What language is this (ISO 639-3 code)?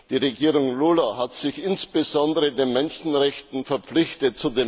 deu